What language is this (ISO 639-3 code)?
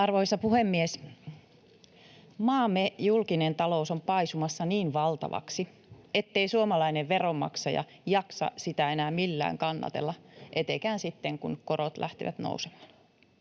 fin